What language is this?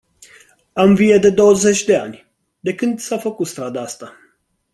Romanian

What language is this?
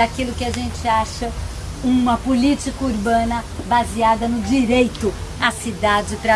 Portuguese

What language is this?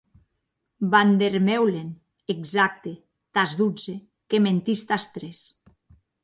Occitan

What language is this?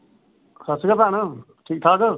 Punjabi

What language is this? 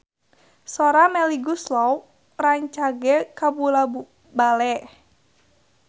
Sundanese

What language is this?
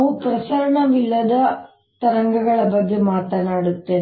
Kannada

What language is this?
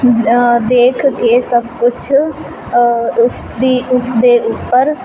Punjabi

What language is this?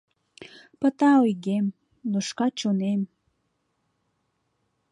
Mari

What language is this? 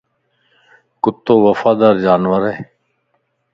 Lasi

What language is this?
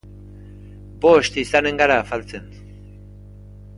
Basque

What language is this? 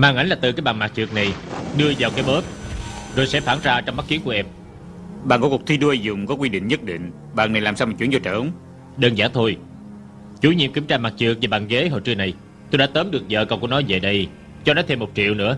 Vietnamese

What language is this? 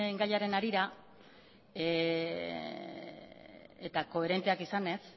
Basque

